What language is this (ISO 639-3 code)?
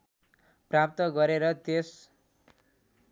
nep